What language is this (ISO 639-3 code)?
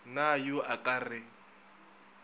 nso